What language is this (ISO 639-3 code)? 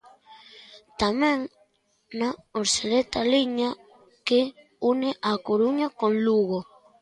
glg